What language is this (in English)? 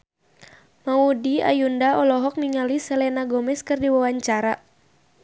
Sundanese